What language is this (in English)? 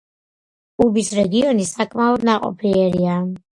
Georgian